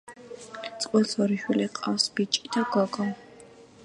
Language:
Georgian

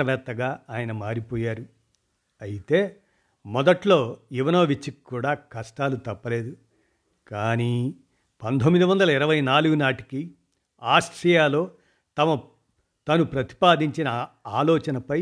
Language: Telugu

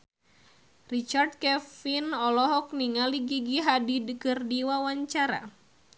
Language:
Sundanese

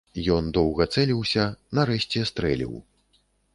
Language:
Belarusian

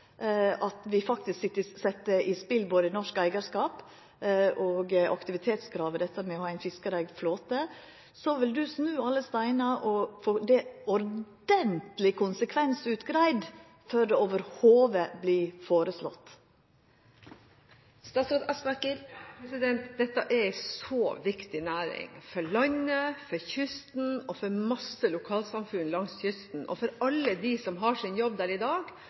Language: Norwegian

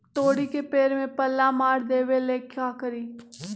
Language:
Magahi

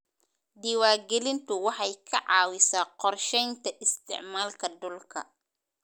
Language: Somali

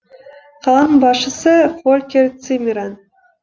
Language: Kazakh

